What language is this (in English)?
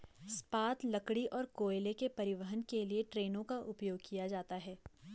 Hindi